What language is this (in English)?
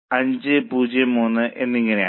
Malayalam